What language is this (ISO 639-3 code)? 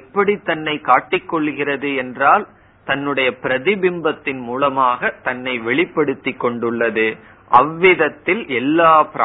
tam